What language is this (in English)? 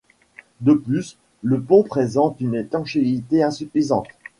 French